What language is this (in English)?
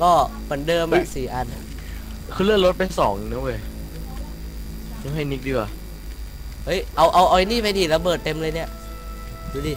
Thai